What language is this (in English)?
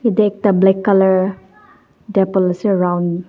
Naga Pidgin